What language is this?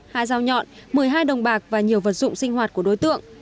Vietnamese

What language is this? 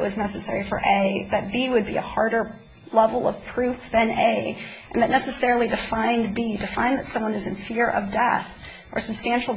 English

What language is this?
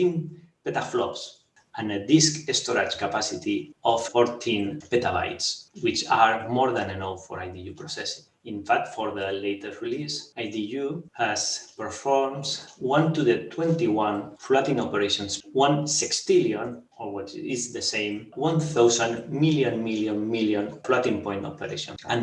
English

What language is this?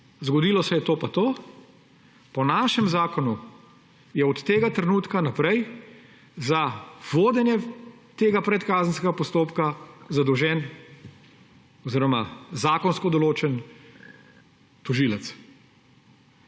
Slovenian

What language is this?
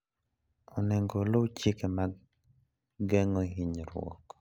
Luo (Kenya and Tanzania)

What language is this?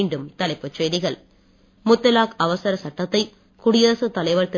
Tamil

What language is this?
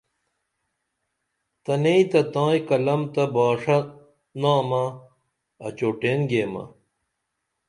Dameli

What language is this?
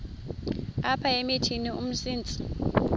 Xhosa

